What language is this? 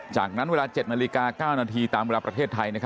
Thai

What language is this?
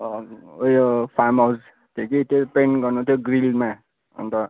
Nepali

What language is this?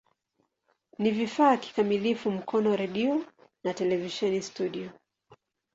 Swahili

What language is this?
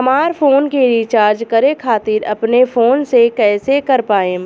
Bhojpuri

